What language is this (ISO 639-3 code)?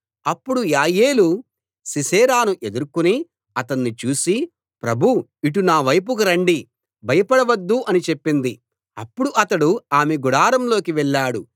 tel